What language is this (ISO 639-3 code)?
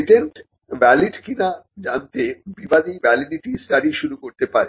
ben